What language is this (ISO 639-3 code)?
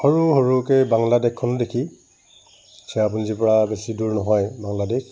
asm